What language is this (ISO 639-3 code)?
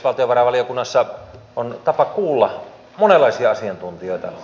fin